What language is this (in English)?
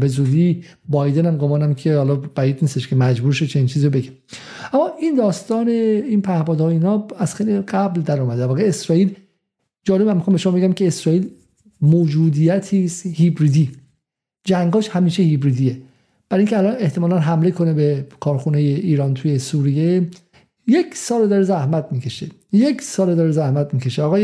Persian